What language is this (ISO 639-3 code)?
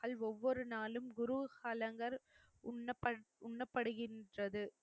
tam